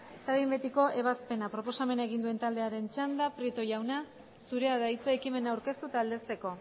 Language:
Basque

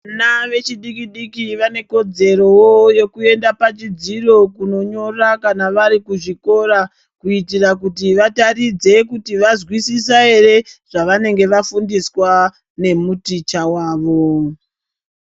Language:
Ndau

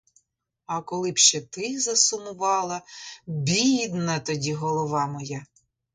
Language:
Ukrainian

